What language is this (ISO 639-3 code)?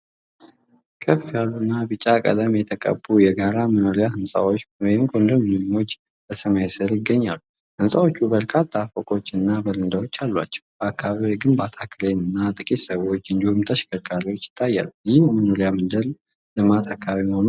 amh